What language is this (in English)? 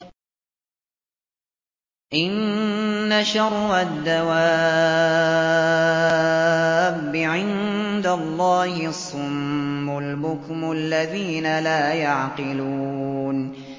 Arabic